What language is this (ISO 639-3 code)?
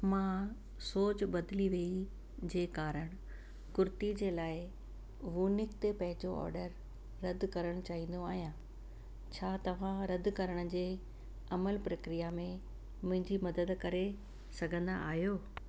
snd